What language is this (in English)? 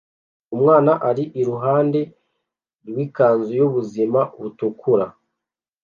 Kinyarwanda